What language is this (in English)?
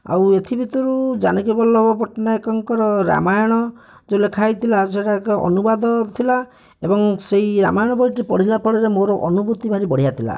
Odia